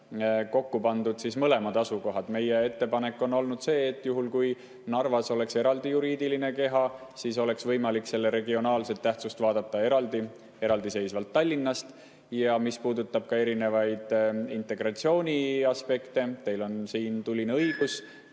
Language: Estonian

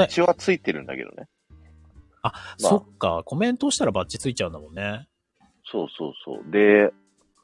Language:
Japanese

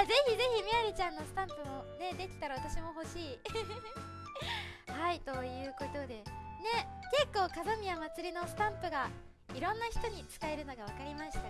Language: Japanese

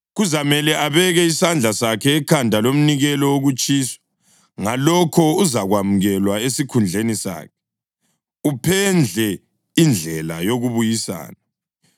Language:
North Ndebele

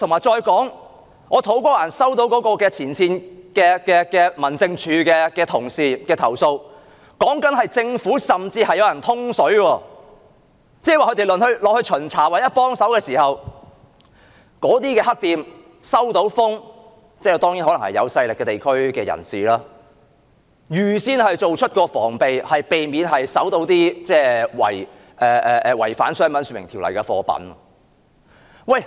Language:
Cantonese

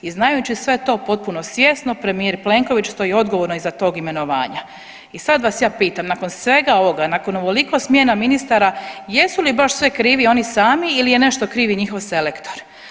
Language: Croatian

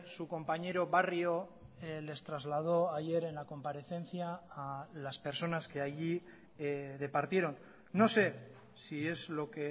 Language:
Spanish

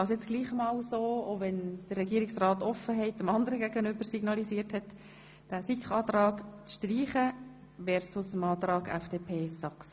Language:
Swiss German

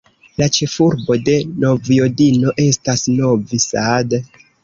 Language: Esperanto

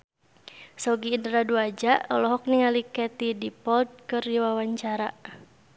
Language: Sundanese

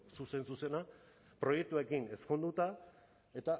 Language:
Basque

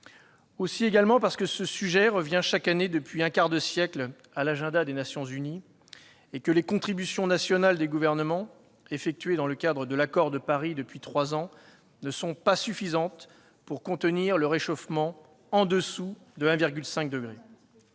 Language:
French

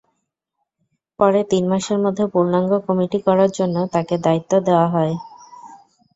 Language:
Bangla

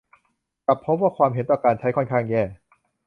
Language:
Thai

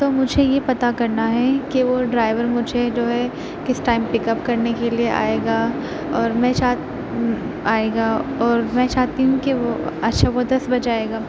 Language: Urdu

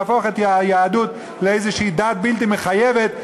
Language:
Hebrew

